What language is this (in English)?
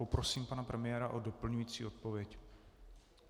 Czech